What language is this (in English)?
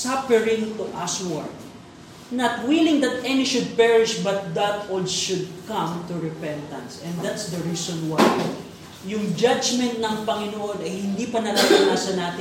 Filipino